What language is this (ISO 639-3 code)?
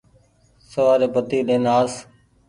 gig